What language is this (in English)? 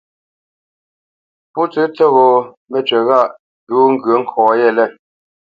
Bamenyam